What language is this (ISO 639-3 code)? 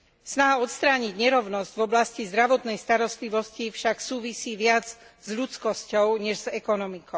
slk